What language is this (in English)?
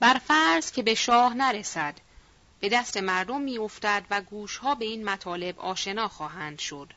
Persian